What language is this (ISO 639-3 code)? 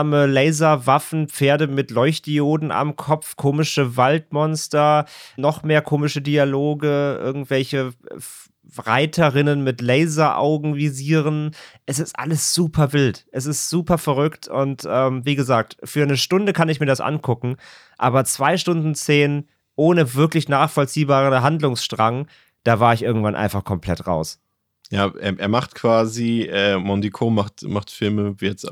deu